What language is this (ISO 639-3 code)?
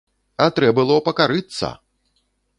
bel